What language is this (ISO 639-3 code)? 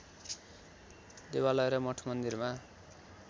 nep